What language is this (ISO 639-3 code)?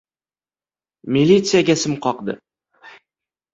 uzb